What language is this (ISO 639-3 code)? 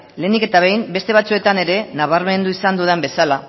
eus